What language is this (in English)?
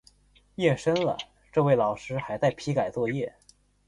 Chinese